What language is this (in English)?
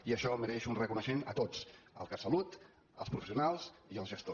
Catalan